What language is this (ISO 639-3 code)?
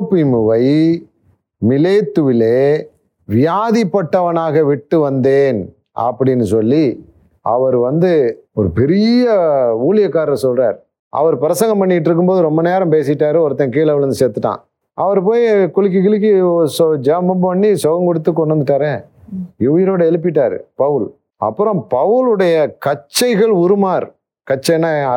tam